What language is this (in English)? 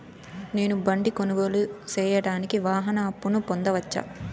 Telugu